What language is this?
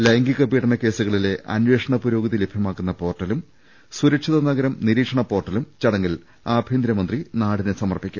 Malayalam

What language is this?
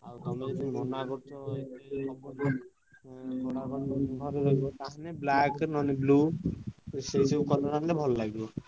Odia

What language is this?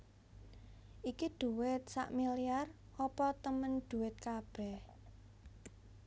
Javanese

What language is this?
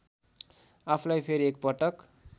Nepali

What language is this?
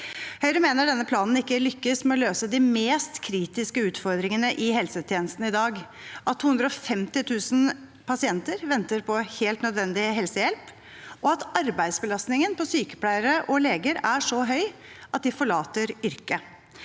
Norwegian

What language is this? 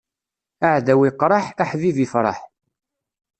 Kabyle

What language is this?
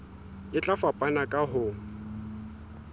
Southern Sotho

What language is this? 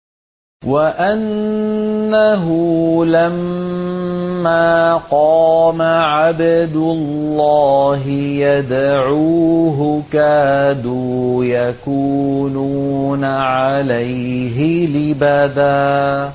Arabic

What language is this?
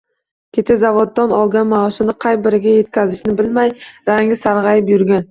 Uzbek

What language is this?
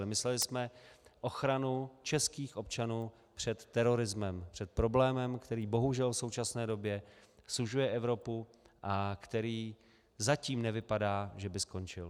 Czech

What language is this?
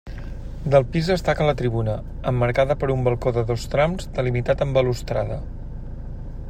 Catalan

